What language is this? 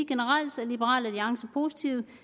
Danish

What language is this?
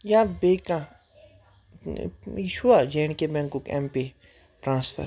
Kashmiri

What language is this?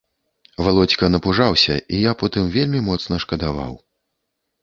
Belarusian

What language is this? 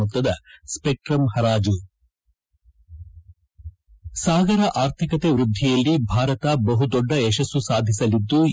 Kannada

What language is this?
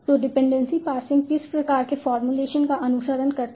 Hindi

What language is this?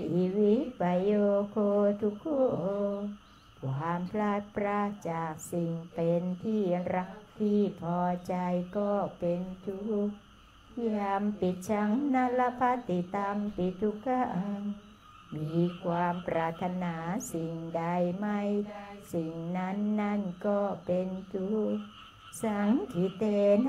Thai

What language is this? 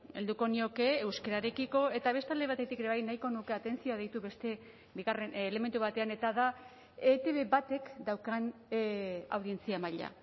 Basque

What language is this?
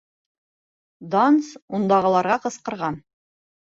Bashkir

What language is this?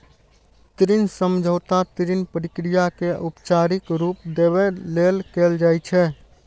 Maithili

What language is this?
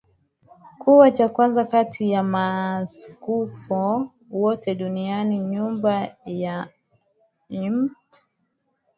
Swahili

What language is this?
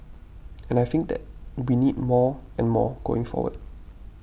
English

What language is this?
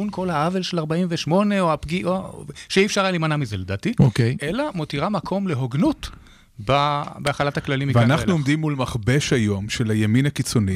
Hebrew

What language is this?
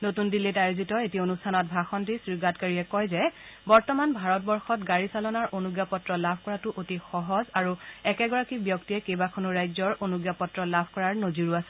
Assamese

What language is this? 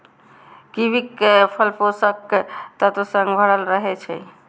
Maithili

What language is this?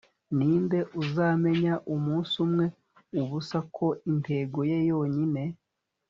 Kinyarwanda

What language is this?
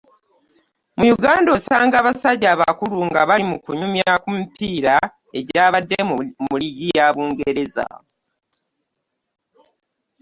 Ganda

